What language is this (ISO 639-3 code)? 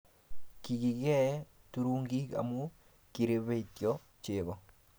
kln